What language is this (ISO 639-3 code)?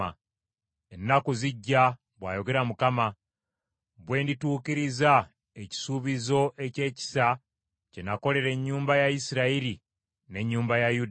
lug